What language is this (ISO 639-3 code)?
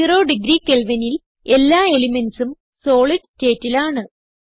mal